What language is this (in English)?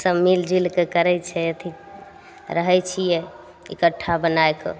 Maithili